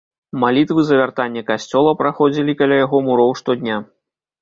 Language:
Belarusian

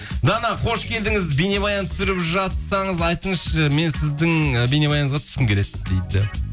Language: Kazakh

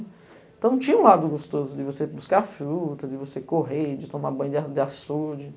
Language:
Portuguese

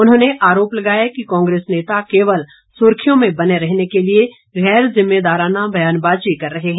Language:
Hindi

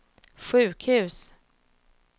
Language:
Swedish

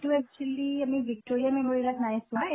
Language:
Assamese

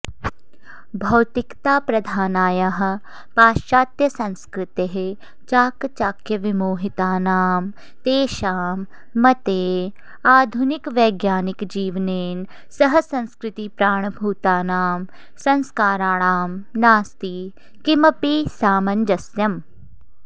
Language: Sanskrit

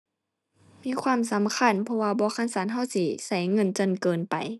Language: Thai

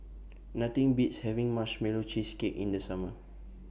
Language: English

